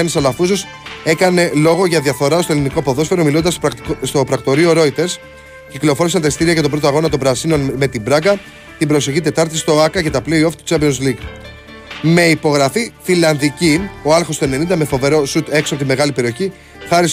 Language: Greek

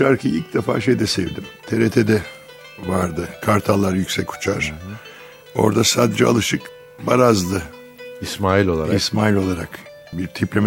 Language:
Turkish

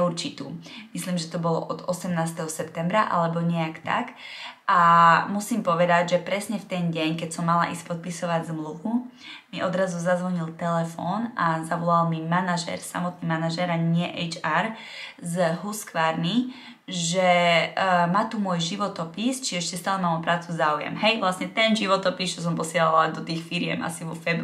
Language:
Czech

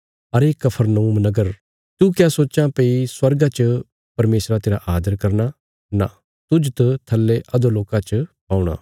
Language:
Bilaspuri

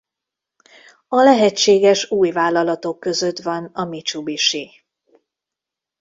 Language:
Hungarian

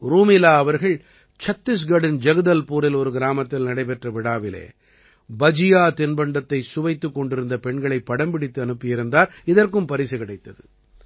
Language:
Tamil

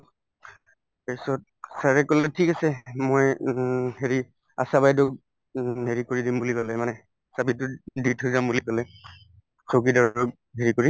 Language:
Assamese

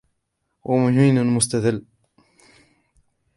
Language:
Arabic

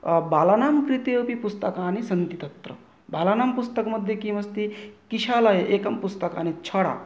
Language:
Sanskrit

